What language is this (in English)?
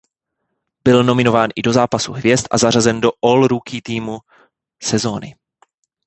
Czech